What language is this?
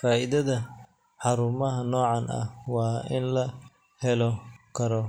Somali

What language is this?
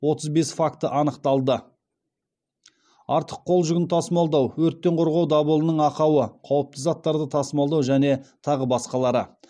Kazakh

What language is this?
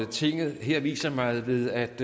Danish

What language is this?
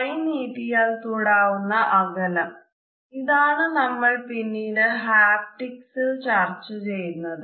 Malayalam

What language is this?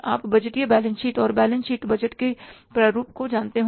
Hindi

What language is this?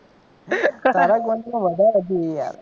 Gujarati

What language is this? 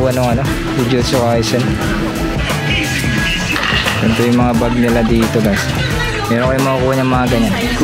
Filipino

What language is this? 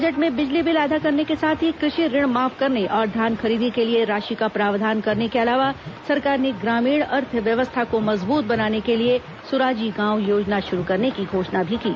Hindi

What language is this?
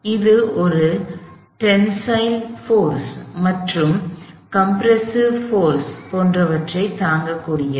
Tamil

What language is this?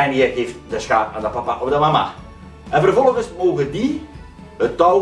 Dutch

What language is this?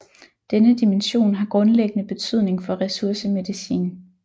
Danish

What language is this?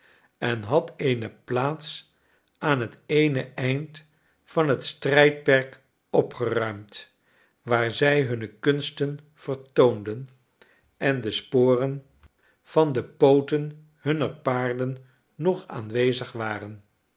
Dutch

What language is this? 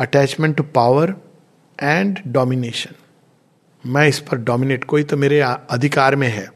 Hindi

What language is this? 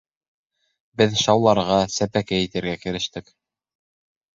Bashkir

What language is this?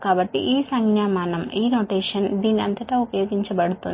Telugu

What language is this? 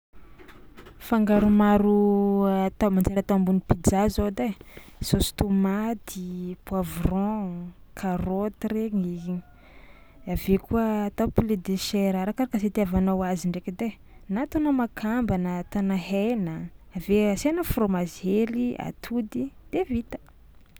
Tsimihety Malagasy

